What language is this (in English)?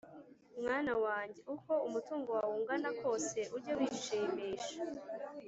Kinyarwanda